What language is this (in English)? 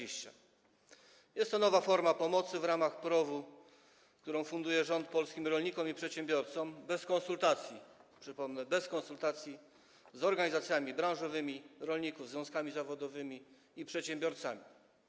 Polish